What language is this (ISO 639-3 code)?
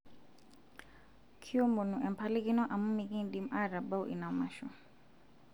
mas